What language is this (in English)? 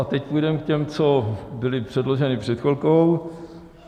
Czech